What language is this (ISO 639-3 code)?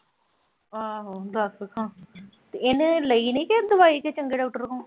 pan